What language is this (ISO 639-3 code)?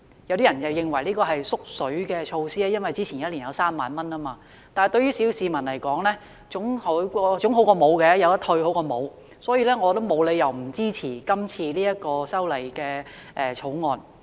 yue